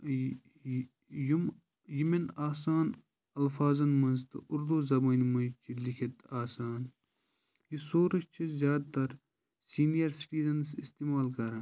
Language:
Kashmiri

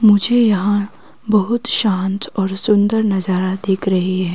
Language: Hindi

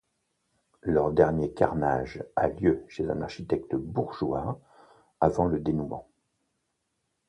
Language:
French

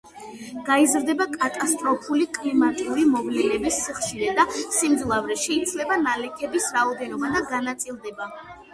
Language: Georgian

